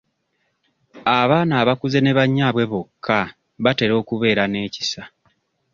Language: Ganda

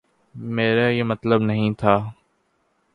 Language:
Urdu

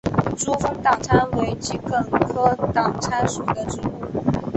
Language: Chinese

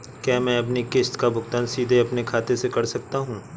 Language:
Hindi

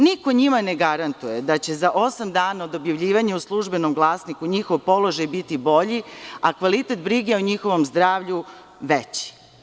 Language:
Serbian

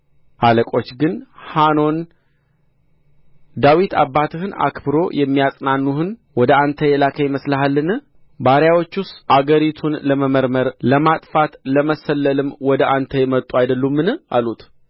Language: Amharic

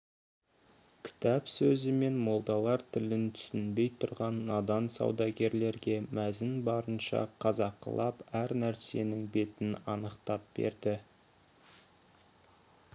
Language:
Kazakh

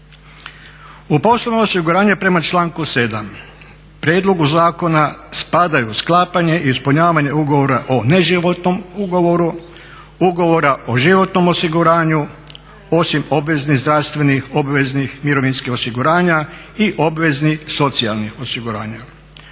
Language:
Croatian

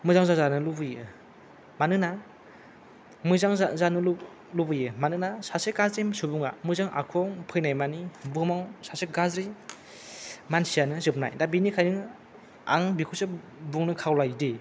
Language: Bodo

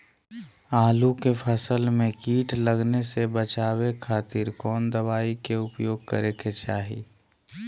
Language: Magahi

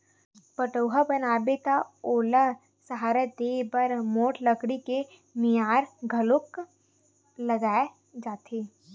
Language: Chhattisgarhi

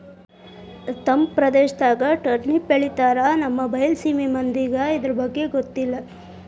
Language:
Kannada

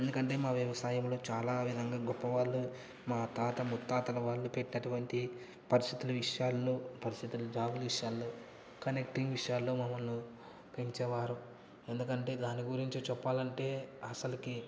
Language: Telugu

